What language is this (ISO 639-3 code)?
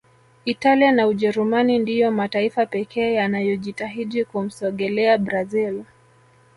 swa